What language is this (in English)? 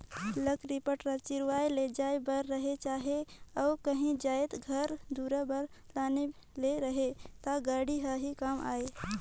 Chhattisgarhi